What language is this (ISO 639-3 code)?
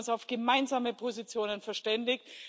deu